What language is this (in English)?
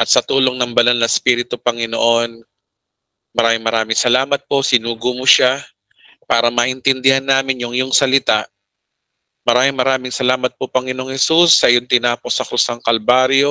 Filipino